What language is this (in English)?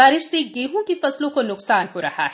Hindi